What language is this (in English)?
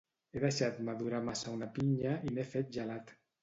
Catalan